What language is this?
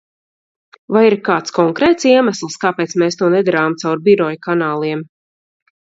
Latvian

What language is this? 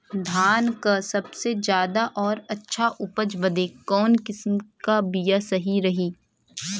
Bhojpuri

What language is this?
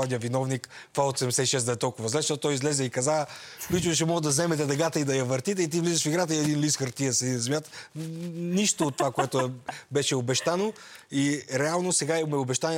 Bulgarian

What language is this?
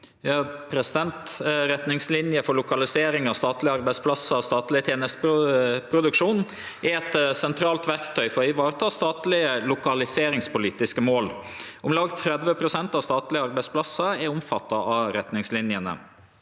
Norwegian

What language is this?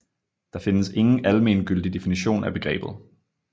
Danish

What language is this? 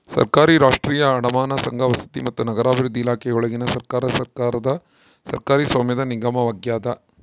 Kannada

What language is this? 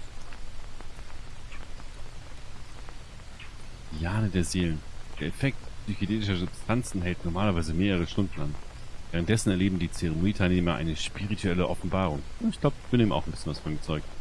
German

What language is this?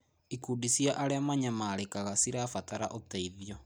Kikuyu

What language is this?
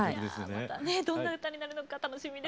Japanese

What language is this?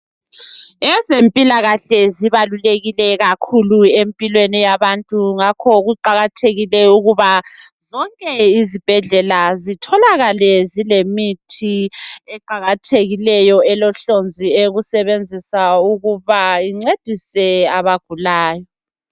North Ndebele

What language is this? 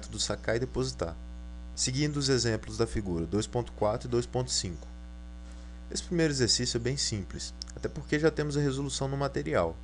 Portuguese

